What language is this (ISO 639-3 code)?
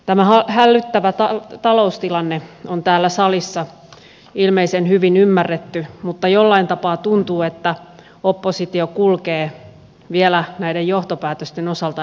fin